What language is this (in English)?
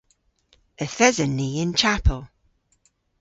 Cornish